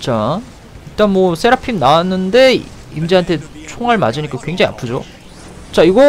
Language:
Korean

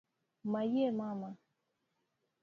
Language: Luo (Kenya and Tanzania)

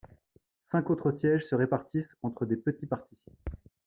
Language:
French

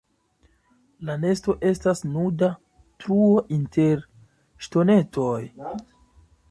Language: Esperanto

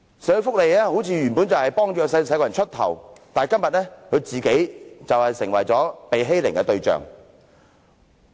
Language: Cantonese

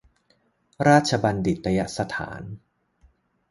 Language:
Thai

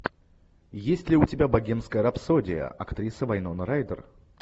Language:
Russian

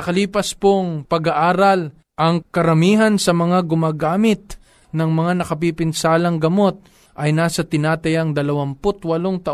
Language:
Filipino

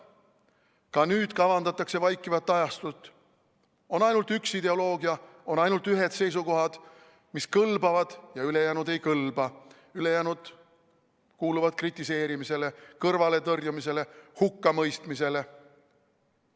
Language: Estonian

